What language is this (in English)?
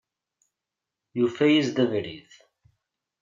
Kabyle